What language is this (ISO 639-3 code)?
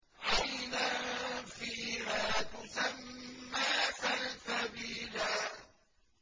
ara